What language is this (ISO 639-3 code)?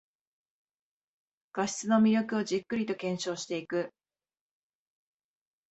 jpn